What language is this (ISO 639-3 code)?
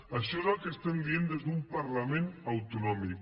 cat